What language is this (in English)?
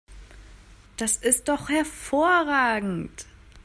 German